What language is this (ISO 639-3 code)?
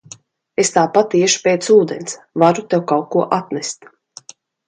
lav